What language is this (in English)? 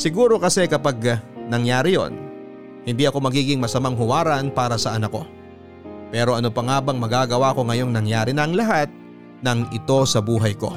Filipino